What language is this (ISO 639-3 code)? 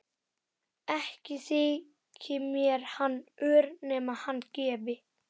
isl